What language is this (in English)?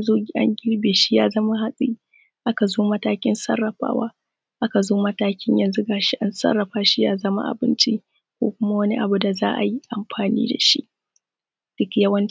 Hausa